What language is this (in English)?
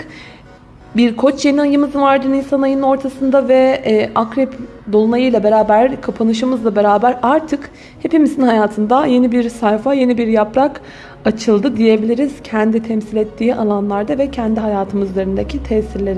Turkish